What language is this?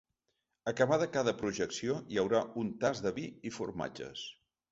Catalan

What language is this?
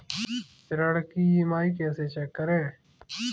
Hindi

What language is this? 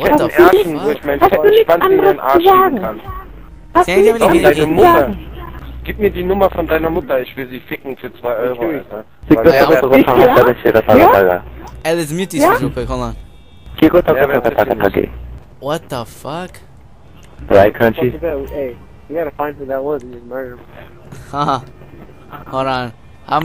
English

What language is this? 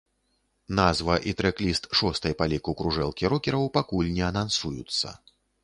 Belarusian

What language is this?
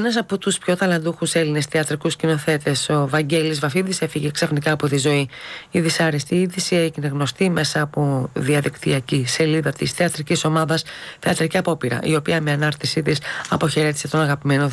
Greek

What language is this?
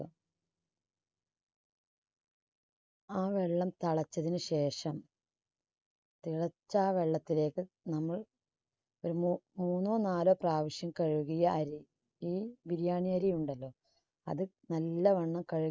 Malayalam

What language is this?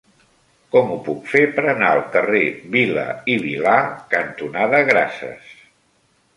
Catalan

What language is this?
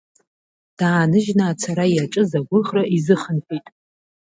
Abkhazian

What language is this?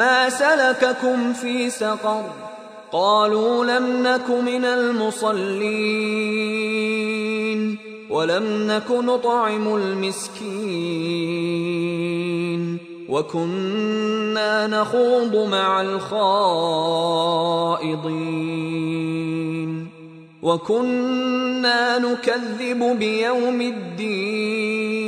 Filipino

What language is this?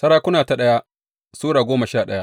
Hausa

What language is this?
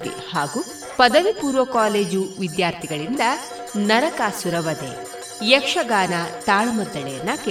Kannada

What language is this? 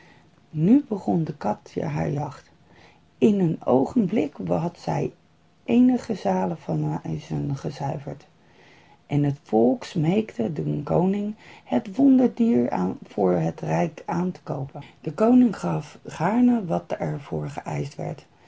Dutch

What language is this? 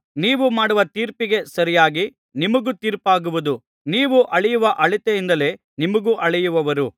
Kannada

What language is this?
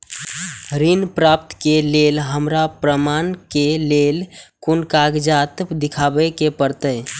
Maithili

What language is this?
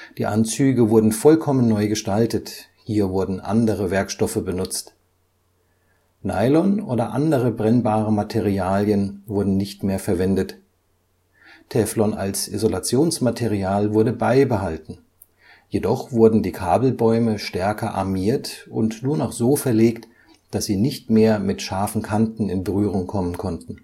German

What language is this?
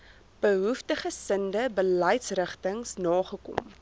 Afrikaans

